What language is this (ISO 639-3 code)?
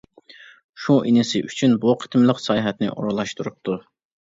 uig